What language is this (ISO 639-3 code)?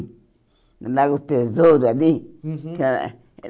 por